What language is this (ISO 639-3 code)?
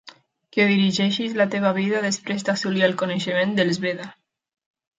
cat